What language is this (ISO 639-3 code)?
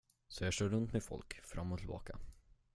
swe